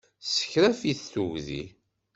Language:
Kabyle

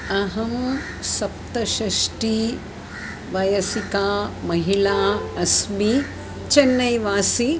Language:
Sanskrit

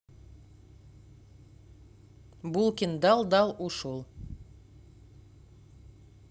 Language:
Russian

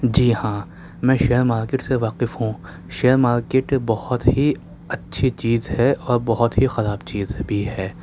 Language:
Urdu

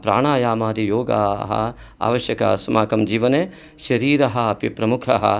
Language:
Sanskrit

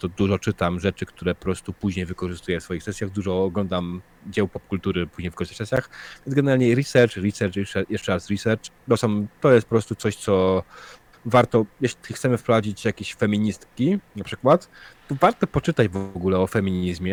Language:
Polish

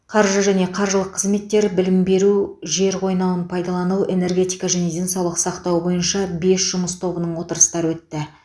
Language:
Kazakh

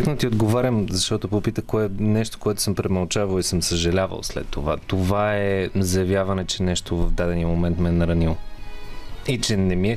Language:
Bulgarian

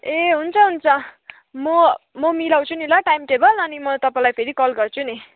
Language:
Nepali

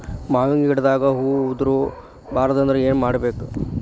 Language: Kannada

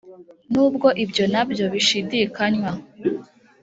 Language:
Kinyarwanda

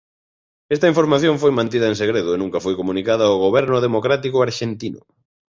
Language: Galician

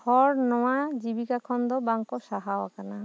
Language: Santali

